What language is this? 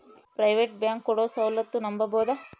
Kannada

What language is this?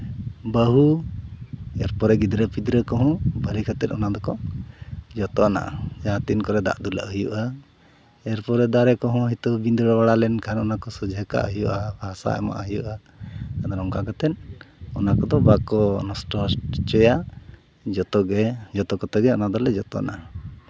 Santali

